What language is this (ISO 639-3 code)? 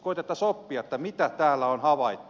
fin